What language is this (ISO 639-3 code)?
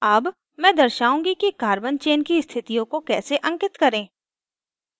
hin